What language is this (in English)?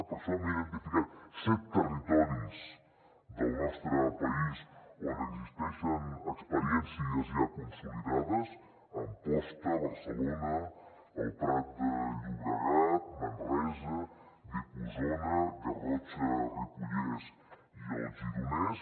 Catalan